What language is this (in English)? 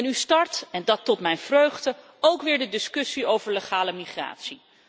Dutch